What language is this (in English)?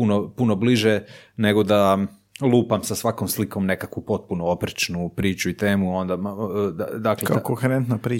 Croatian